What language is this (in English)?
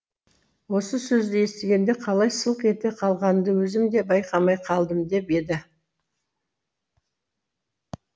Kazakh